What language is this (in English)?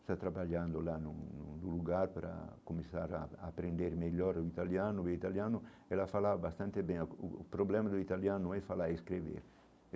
Portuguese